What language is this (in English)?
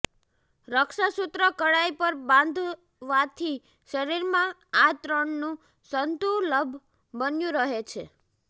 Gujarati